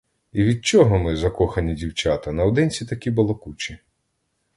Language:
Ukrainian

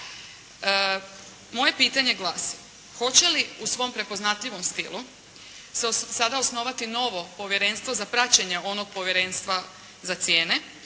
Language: Croatian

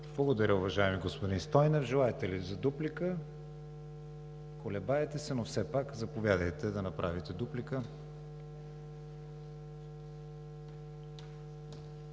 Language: Bulgarian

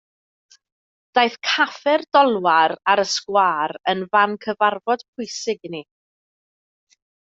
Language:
Welsh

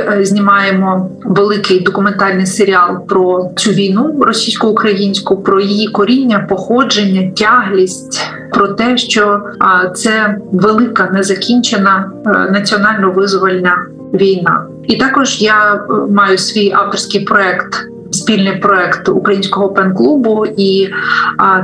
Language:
Ukrainian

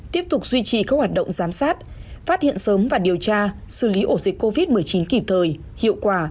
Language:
Vietnamese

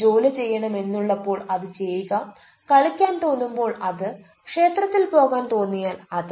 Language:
Malayalam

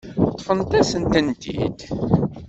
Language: Kabyle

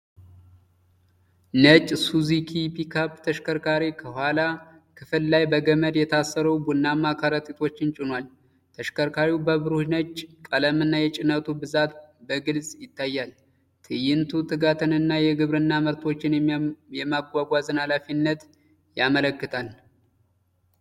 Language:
Amharic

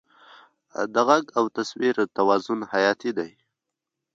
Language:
Pashto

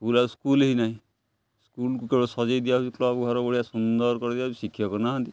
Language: Odia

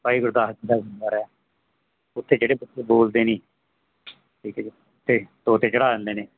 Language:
Punjabi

